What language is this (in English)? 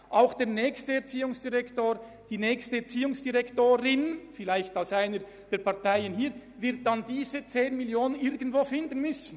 Swiss German